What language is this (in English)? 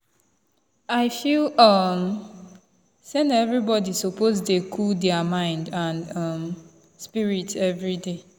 Nigerian Pidgin